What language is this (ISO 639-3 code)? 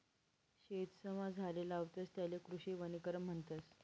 mar